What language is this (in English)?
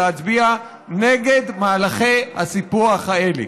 Hebrew